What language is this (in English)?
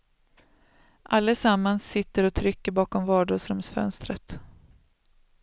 Swedish